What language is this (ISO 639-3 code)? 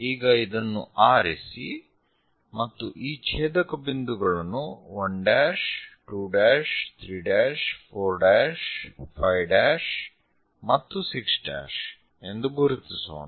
kan